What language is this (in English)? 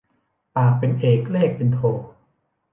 Thai